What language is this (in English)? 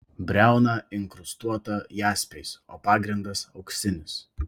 Lithuanian